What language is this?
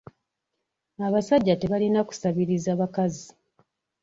Ganda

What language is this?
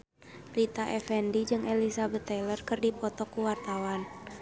Sundanese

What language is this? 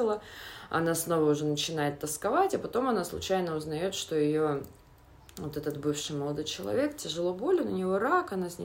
Russian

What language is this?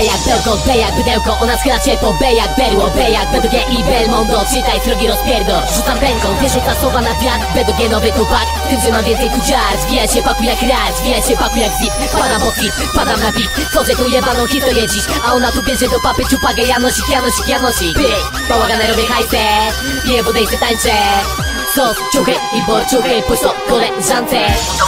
Polish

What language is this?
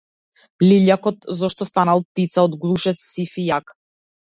Macedonian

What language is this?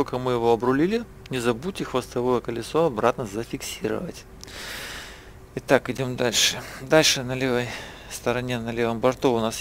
Russian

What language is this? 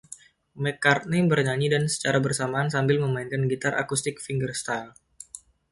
Indonesian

